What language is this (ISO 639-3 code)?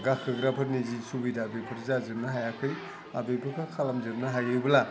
brx